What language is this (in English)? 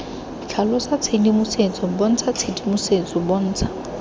Tswana